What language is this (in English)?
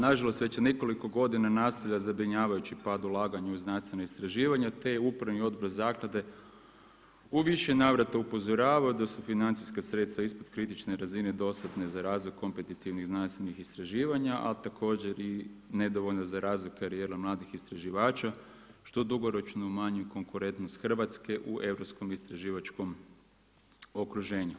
Croatian